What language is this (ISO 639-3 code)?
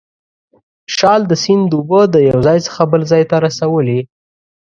pus